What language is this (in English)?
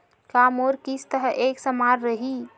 Chhattisgarhi